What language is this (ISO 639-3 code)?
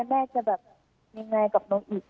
tha